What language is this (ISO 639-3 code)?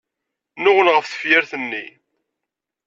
kab